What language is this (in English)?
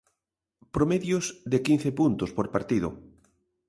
Galician